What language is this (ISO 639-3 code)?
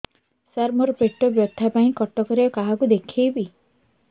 ori